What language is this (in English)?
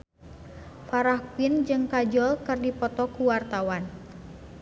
Sundanese